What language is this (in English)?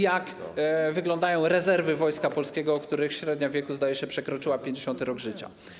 Polish